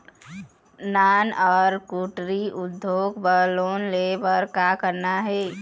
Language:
Chhattisgarhi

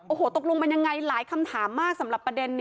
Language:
Thai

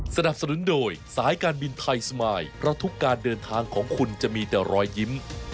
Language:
Thai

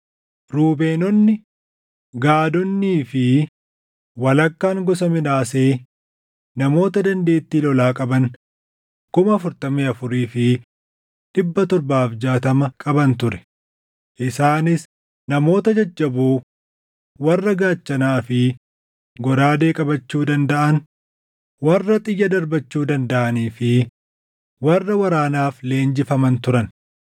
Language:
Oromo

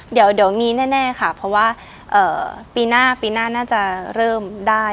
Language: Thai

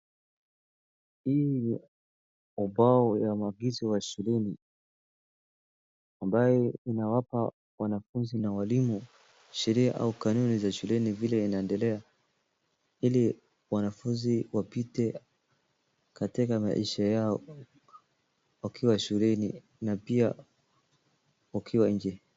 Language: Swahili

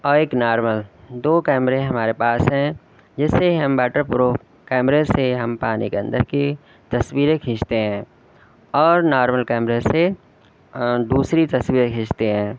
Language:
Urdu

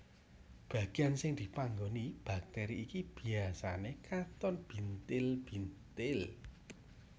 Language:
Javanese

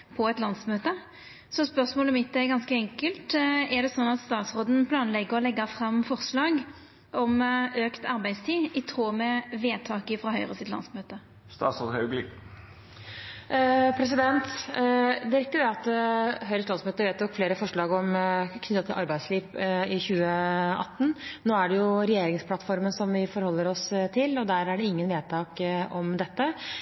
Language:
Norwegian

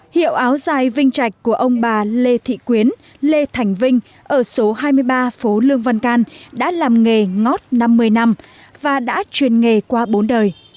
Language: Vietnamese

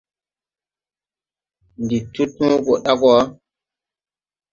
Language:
Tupuri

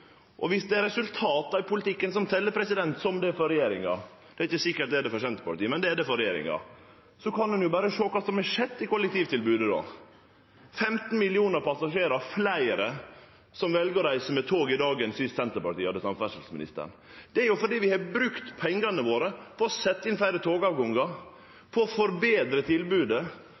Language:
Norwegian Nynorsk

